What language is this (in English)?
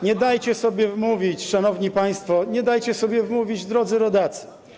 Polish